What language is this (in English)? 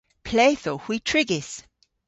Cornish